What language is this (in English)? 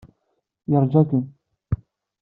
Kabyle